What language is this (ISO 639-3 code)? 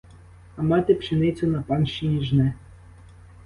ukr